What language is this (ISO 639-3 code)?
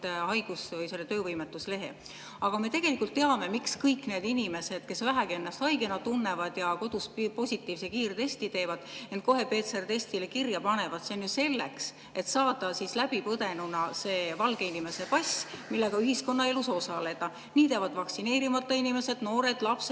est